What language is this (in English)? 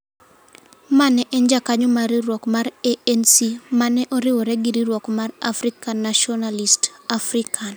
Luo (Kenya and Tanzania)